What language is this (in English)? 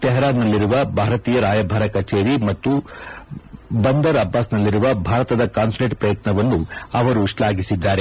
Kannada